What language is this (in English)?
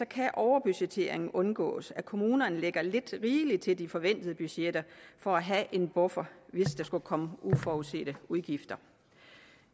Danish